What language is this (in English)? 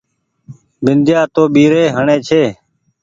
Goaria